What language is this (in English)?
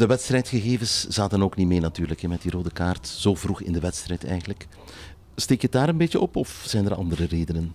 Dutch